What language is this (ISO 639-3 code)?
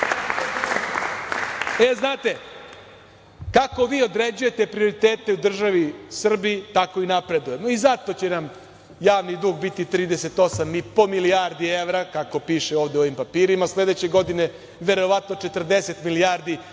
srp